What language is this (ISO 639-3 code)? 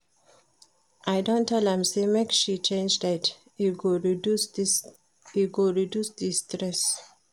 pcm